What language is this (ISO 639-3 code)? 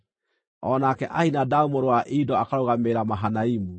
kik